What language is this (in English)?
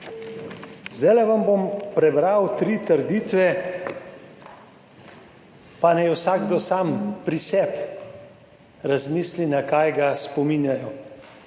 Slovenian